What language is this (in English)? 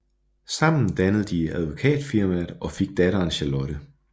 Danish